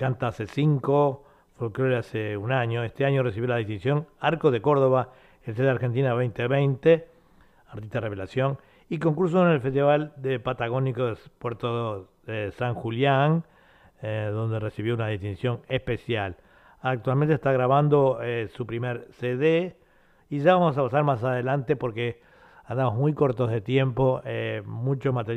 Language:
Spanish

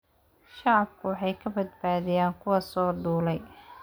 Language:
Somali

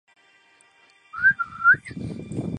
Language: Chinese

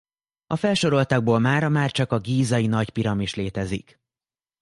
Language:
Hungarian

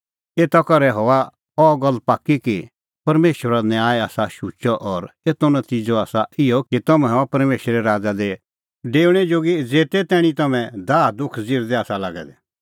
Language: Kullu Pahari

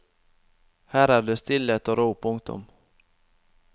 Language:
Norwegian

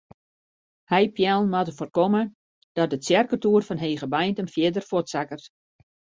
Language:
Western Frisian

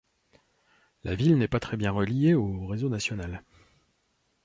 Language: French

